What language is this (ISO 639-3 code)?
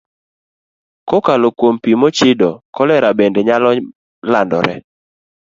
luo